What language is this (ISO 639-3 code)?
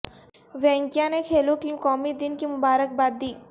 urd